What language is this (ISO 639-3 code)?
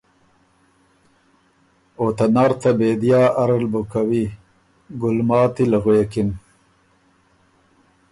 oru